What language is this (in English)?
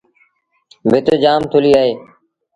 Sindhi Bhil